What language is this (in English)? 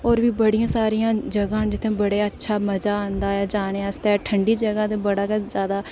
Dogri